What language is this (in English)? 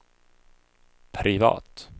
Swedish